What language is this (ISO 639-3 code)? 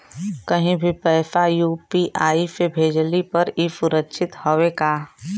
bho